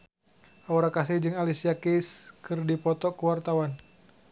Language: Sundanese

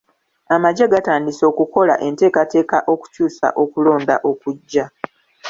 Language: Ganda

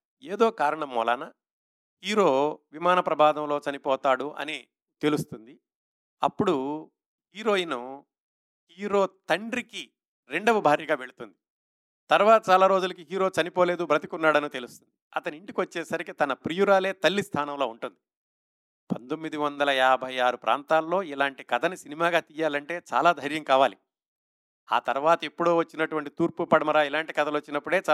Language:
Telugu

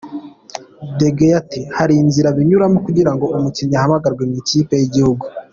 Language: Kinyarwanda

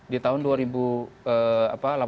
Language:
Indonesian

